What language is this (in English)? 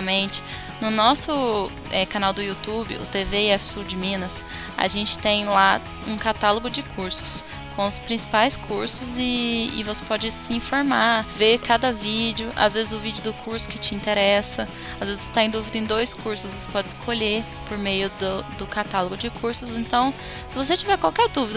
Portuguese